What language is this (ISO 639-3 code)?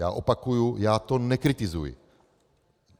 ces